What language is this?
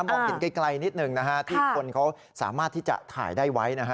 Thai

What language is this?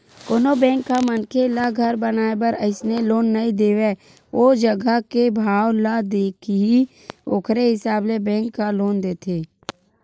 Chhattisgarhi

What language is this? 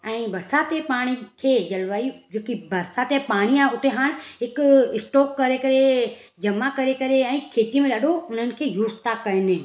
Sindhi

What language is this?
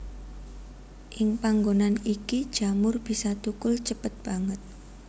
Javanese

